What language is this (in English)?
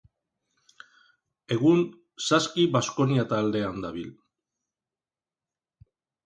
Basque